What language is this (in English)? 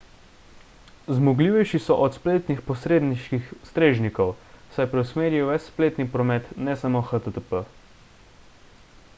Slovenian